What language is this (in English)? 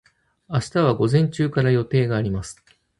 Japanese